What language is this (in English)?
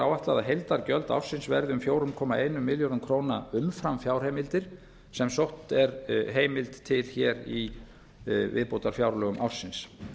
Icelandic